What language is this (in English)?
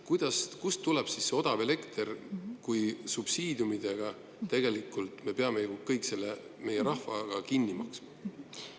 Estonian